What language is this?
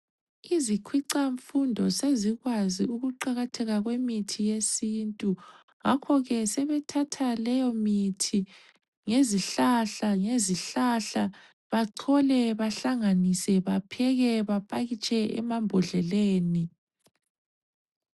North Ndebele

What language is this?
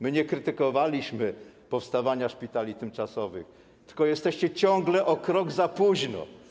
Polish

